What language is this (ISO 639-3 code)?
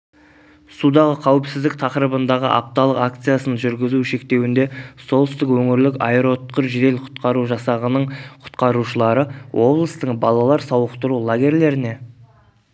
kaz